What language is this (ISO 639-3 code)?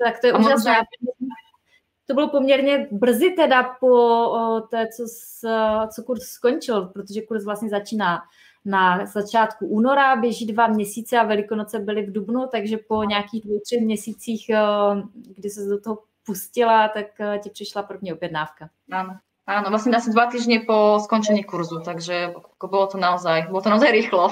ces